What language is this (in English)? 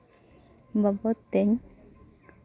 Santali